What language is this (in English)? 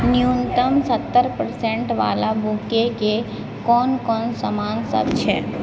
Maithili